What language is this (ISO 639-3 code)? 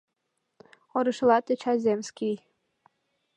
chm